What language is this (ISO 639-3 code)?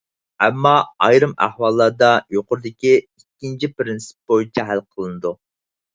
uig